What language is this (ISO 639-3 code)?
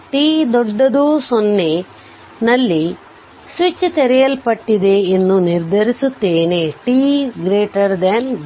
kan